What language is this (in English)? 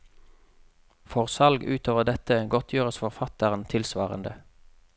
Norwegian